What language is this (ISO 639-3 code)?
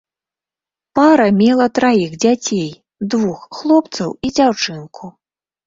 bel